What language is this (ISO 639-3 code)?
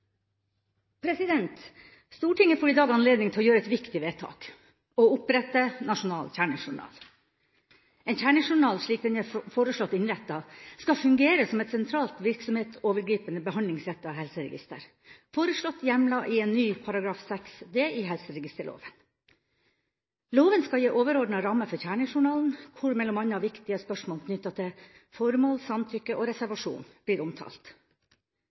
nob